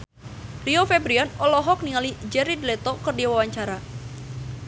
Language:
Sundanese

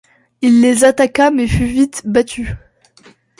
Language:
French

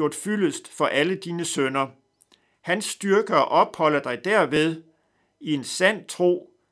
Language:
Danish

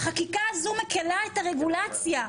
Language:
Hebrew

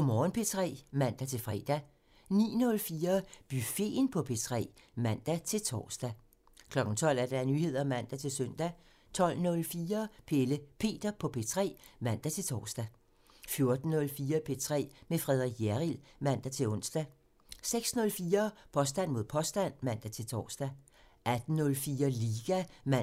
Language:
Danish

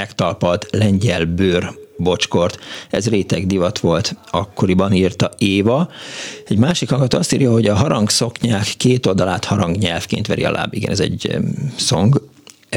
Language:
Hungarian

